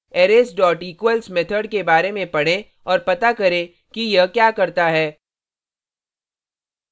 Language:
Hindi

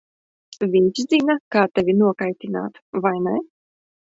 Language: Latvian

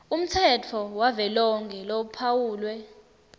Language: Swati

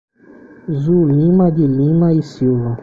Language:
Portuguese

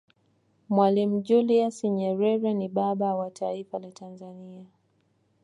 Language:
Swahili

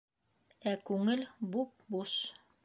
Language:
Bashkir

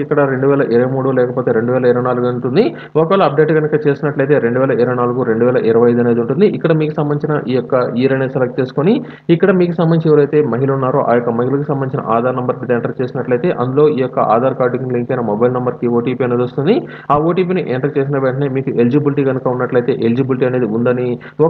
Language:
Telugu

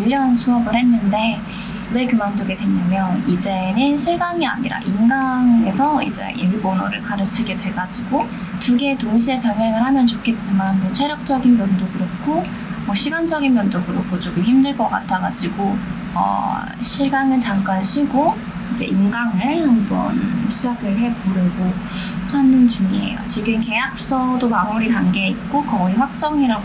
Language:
Korean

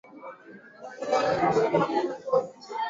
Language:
Swahili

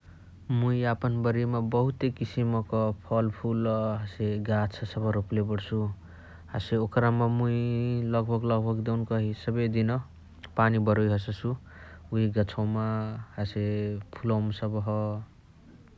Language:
Chitwania Tharu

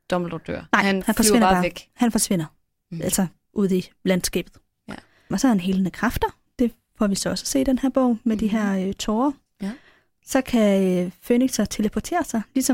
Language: Danish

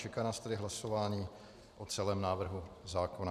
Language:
Czech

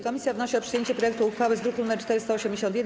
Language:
Polish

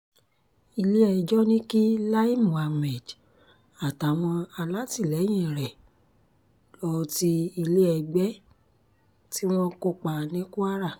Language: Yoruba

